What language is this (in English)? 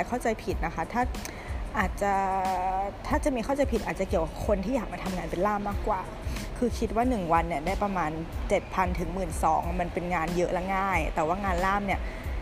Thai